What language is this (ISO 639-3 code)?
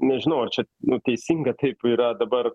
lit